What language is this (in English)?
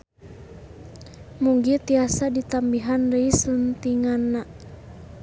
Sundanese